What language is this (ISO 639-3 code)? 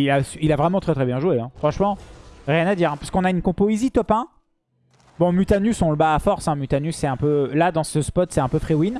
fra